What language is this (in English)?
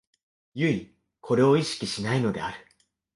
Japanese